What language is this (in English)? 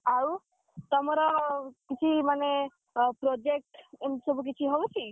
Odia